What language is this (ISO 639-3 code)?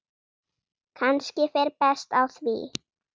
isl